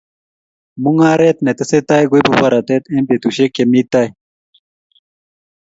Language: Kalenjin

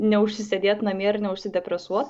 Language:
Lithuanian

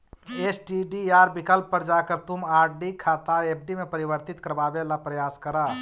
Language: Magahi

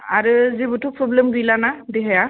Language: Bodo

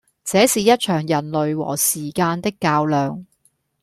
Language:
Cantonese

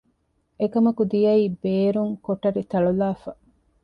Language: Divehi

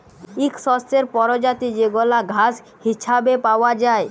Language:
Bangla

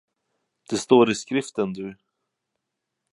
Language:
Swedish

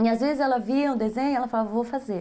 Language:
Portuguese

